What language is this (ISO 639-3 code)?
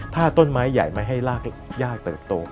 tha